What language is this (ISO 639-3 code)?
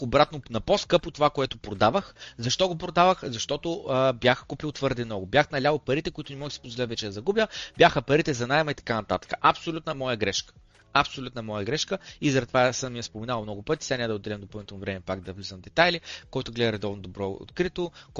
bul